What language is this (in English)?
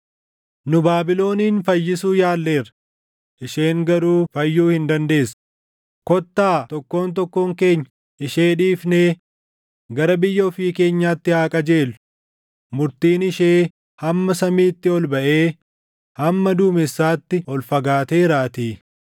Oromo